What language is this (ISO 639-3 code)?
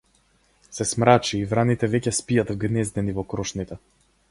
mkd